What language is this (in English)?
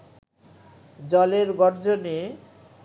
Bangla